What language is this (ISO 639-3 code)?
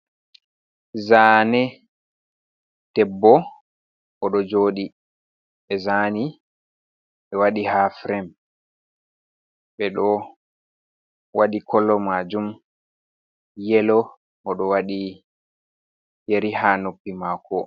ful